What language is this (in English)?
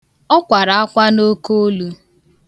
Igbo